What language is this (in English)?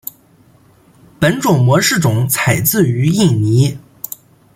Chinese